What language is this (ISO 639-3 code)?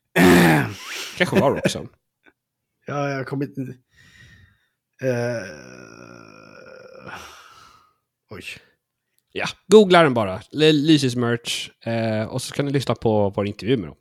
swe